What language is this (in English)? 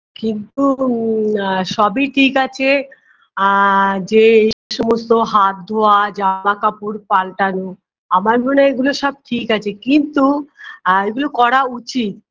Bangla